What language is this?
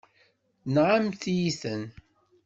Kabyle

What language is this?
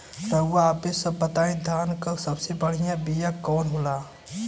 Bhojpuri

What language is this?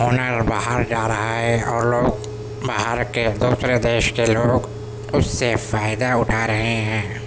Urdu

